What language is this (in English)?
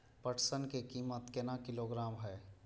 Maithili